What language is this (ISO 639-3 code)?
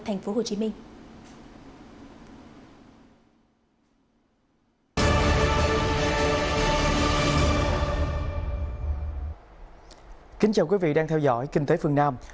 vie